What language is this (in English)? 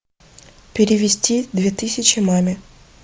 Russian